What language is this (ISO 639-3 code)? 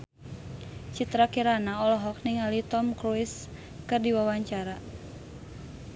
sun